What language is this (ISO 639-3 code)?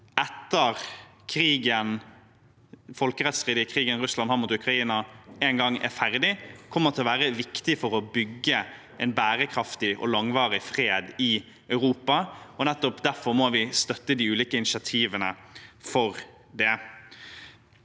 nor